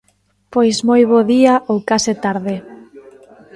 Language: Galician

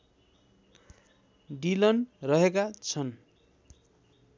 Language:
Nepali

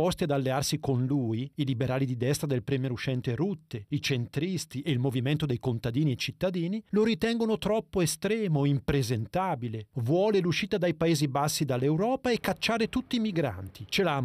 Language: Italian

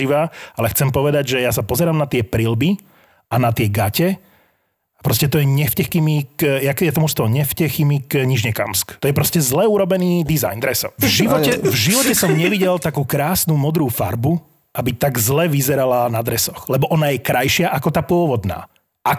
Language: Slovak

